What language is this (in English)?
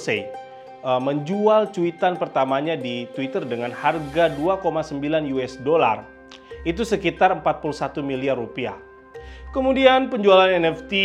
Indonesian